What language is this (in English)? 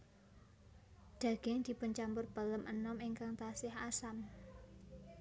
Javanese